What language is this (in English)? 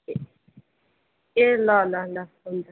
Nepali